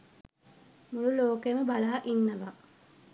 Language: Sinhala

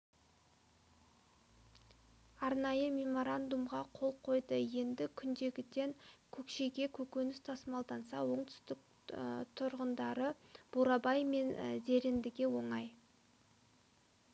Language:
Kazakh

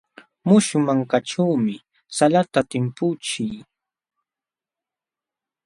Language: Jauja Wanca Quechua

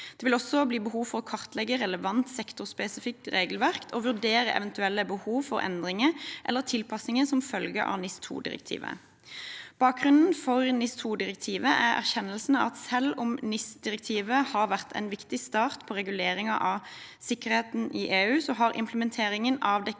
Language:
Norwegian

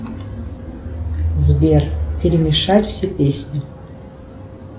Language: Russian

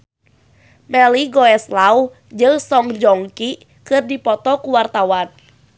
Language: Sundanese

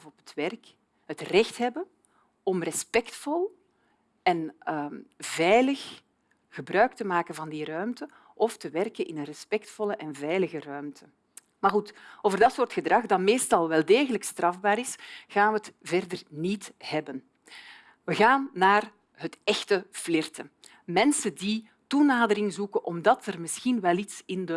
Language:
Dutch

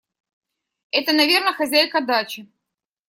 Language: Russian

